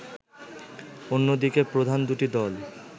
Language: Bangla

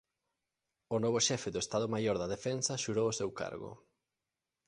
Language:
Galician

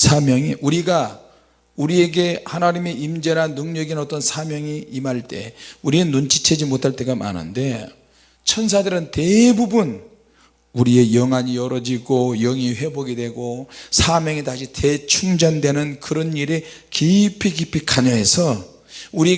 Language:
Korean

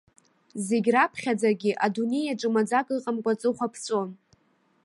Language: Abkhazian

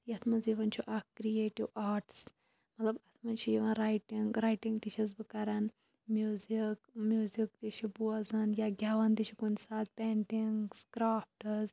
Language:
Kashmiri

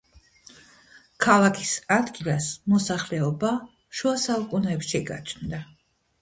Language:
Georgian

